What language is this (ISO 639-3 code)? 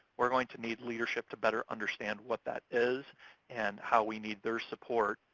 eng